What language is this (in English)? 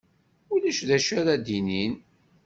Kabyle